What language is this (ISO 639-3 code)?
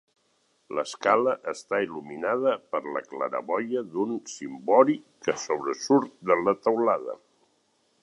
cat